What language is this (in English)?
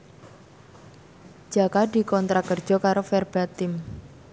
Javanese